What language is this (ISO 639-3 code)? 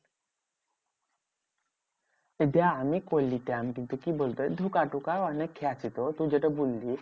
ben